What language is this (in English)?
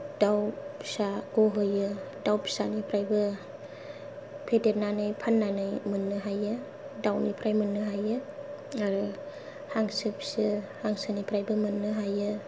Bodo